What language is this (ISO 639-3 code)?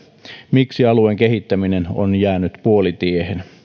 fin